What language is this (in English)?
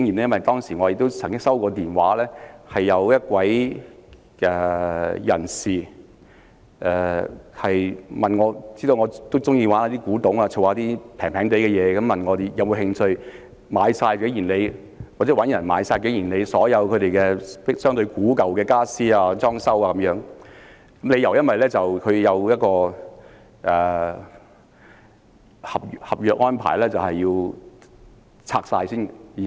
Cantonese